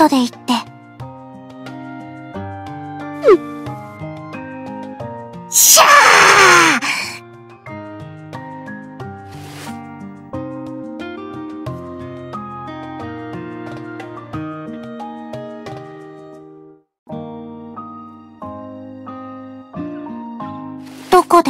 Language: Japanese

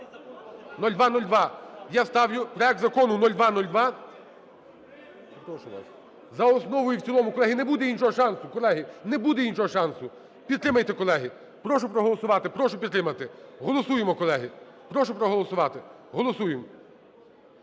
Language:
Ukrainian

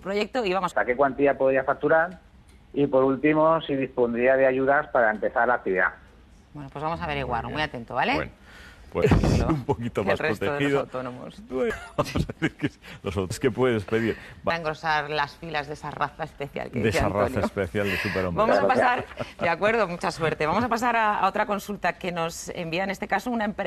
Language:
Spanish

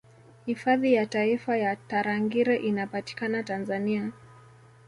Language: Swahili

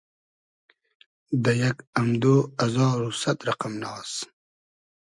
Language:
Hazaragi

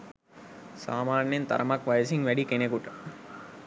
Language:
Sinhala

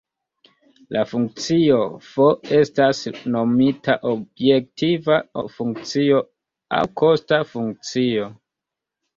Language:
Esperanto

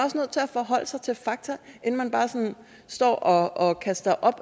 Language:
Danish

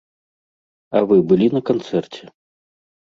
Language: Belarusian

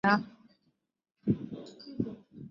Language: Chinese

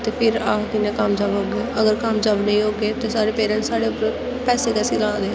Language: Dogri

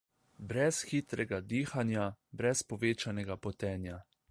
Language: Slovenian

